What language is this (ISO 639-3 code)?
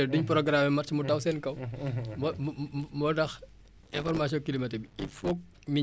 wol